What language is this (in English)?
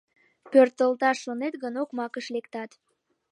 Mari